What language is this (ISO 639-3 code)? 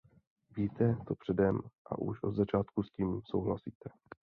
ces